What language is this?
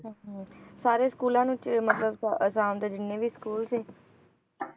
Punjabi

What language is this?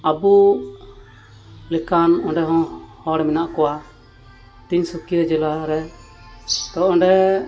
Santali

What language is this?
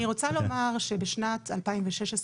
Hebrew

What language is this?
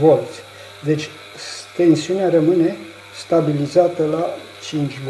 Romanian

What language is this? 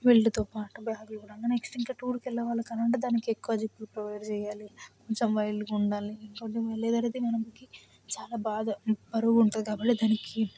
Telugu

